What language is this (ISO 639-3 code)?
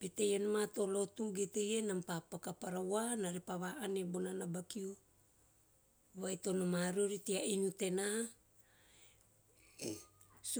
tio